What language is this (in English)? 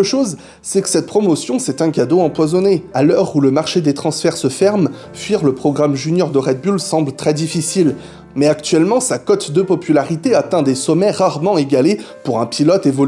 French